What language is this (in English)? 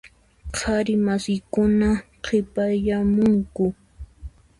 Puno Quechua